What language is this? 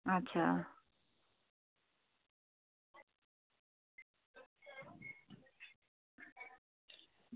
Dogri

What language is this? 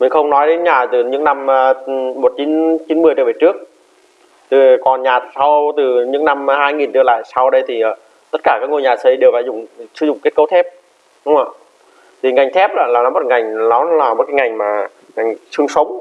Vietnamese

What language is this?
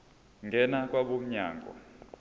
Zulu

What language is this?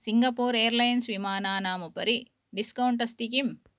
Sanskrit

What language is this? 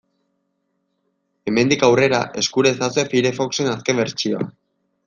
Basque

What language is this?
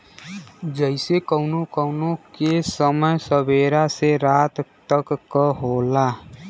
Bhojpuri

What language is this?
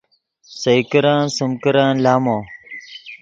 Yidgha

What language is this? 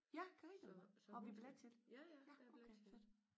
Danish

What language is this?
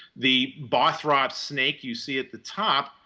English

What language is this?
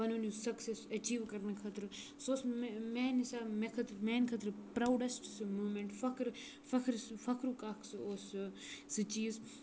Kashmiri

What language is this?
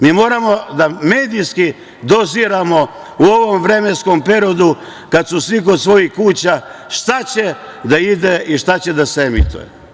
Serbian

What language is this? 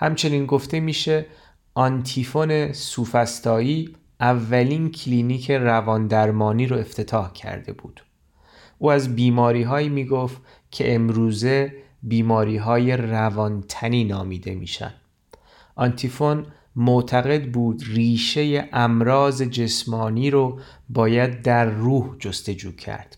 Persian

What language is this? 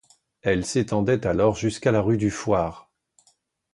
French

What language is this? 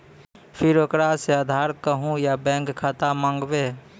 Maithili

